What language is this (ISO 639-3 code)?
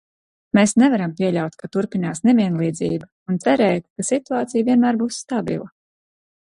lav